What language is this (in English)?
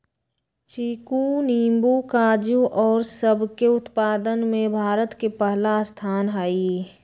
Magahi